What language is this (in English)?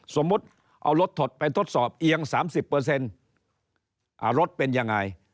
Thai